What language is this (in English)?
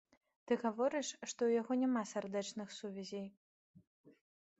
Belarusian